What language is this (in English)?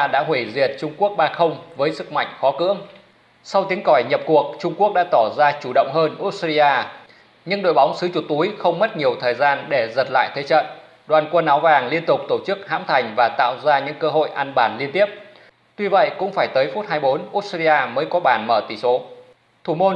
Vietnamese